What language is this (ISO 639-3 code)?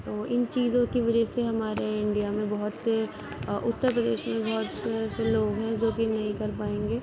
urd